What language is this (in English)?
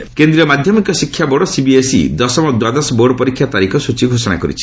Odia